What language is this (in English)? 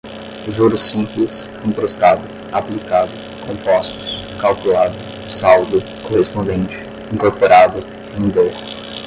Portuguese